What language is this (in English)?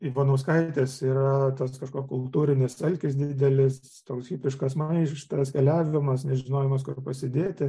Lithuanian